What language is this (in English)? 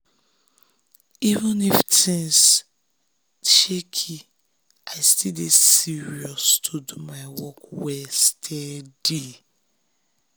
Nigerian Pidgin